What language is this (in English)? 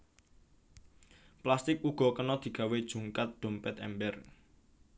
Javanese